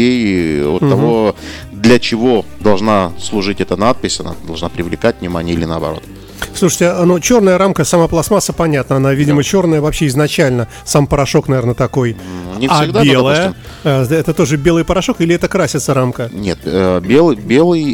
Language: Russian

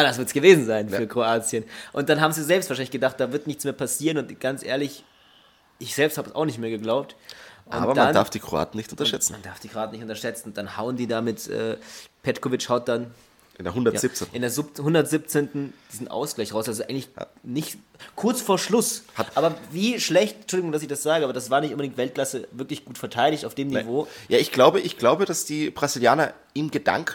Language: German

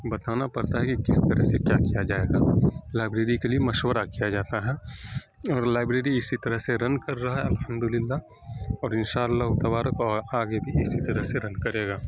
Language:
Urdu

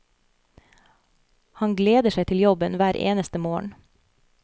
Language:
Norwegian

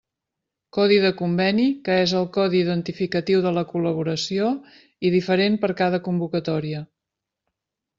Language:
Catalan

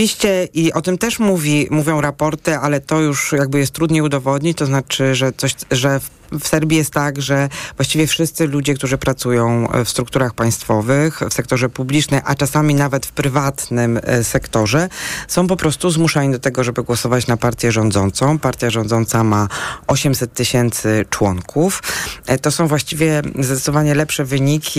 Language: Polish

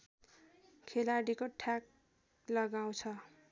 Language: Nepali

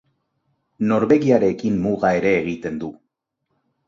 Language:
Basque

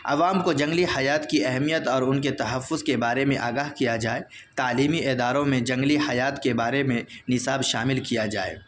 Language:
Urdu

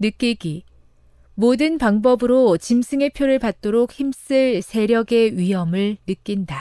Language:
Korean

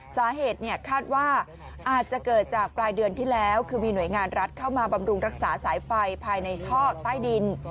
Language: Thai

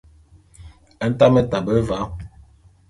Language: Bulu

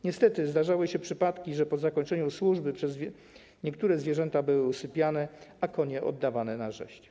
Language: Polish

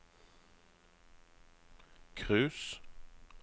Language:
Norwegian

